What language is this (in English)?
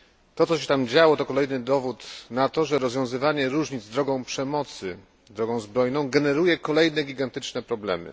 Polish